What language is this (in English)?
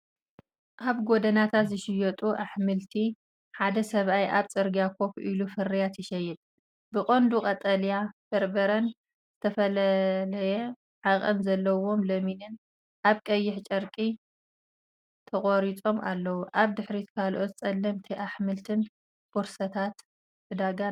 Tigrinya